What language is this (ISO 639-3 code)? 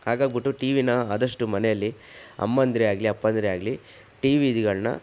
kan